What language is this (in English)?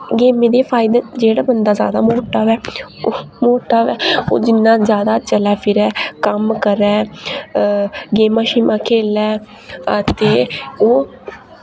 Dogri